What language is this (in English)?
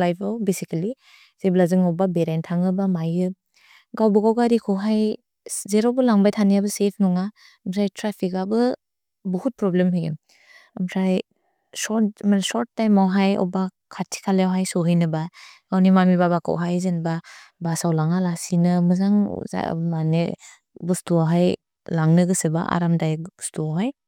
Bodo